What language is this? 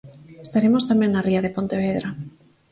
Galician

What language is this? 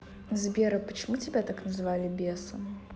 Russian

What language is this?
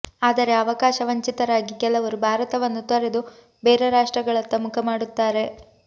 Kannada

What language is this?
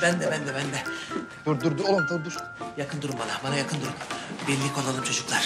Turkish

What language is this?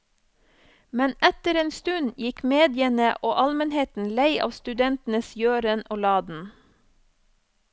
Norwegian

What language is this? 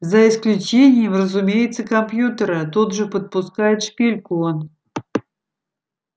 Russian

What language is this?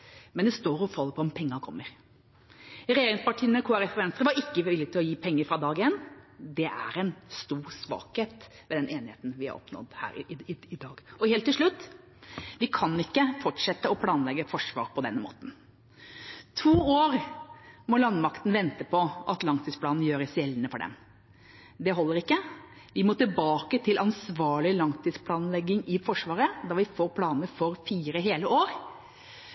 Norwegian Bokmål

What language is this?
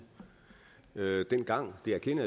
Danish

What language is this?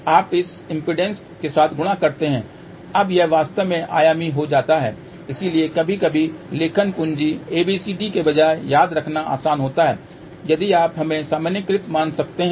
Hindi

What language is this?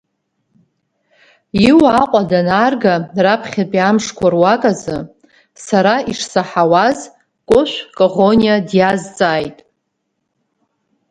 Abkhazian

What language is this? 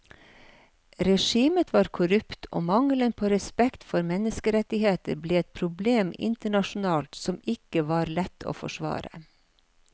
Norwegian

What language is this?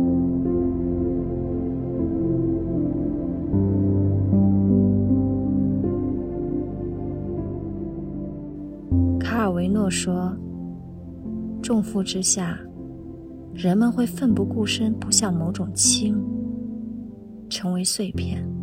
Chinese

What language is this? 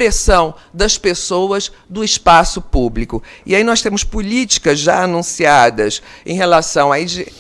Portuguese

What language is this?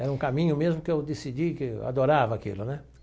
Portuguese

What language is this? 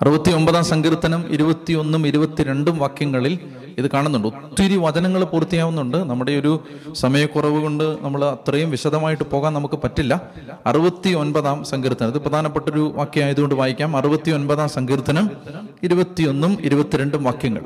Malayalam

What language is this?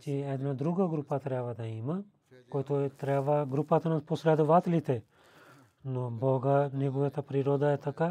Bulgarian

